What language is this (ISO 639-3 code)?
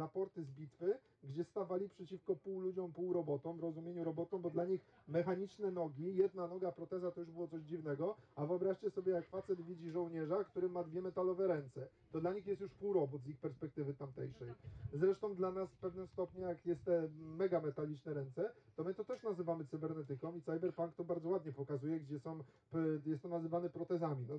pol